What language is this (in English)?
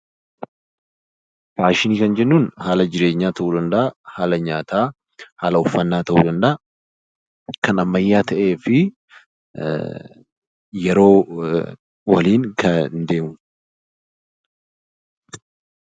Oromo